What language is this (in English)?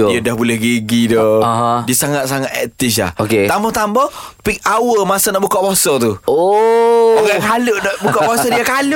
Malay